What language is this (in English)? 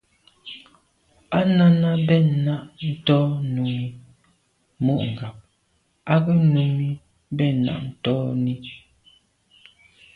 Medumba